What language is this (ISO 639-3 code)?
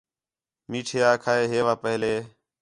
xhe